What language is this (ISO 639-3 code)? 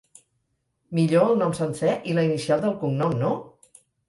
cat